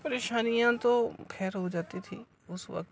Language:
Urdu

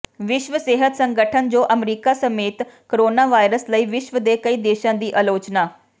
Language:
Punjabi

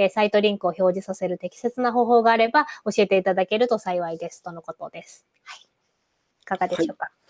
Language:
Japanese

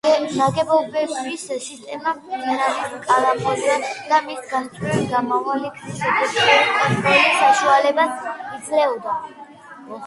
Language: Georgian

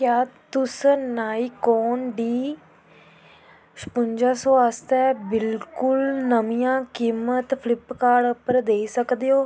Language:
Dogri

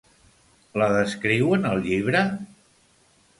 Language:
Catalan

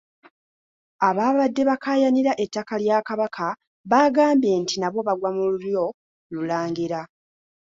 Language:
Ganda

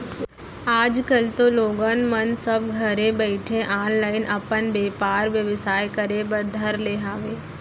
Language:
Chhattisgarhi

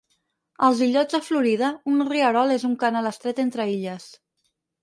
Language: Catalan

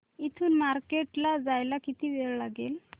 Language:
Marathi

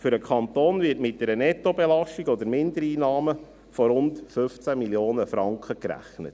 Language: Swiss German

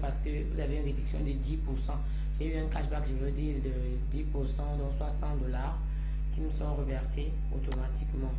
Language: French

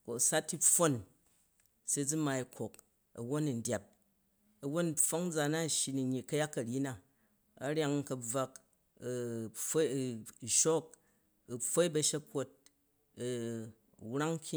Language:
Jju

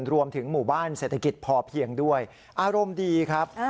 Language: Thai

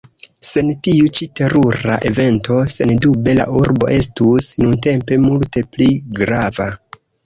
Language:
Esperanto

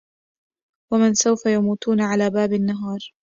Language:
Arabic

